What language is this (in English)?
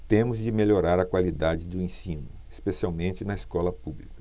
Portuguese